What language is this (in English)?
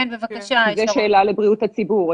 Hebrew